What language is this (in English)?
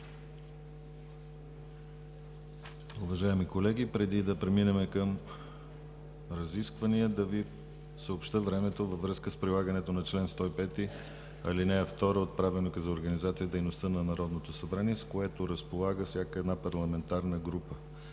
Bulgarian